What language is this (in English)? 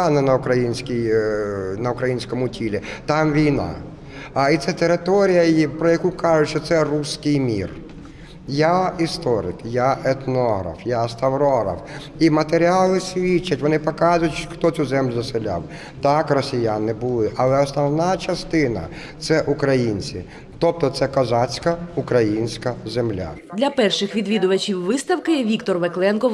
Ukrainian